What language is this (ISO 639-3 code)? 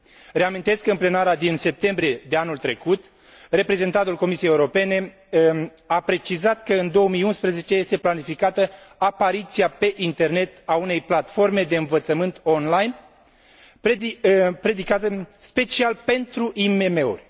ron